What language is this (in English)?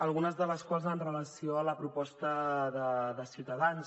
Catalan